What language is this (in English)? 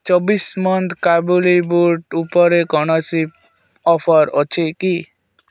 Odia